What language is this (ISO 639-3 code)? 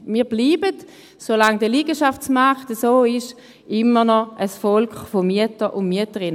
gsw